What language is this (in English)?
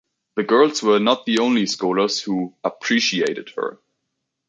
English